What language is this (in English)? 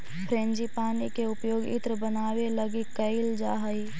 Magahi